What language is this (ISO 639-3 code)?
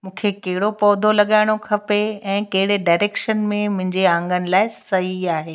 snd